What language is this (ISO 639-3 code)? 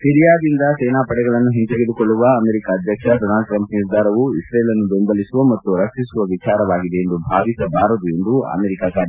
kan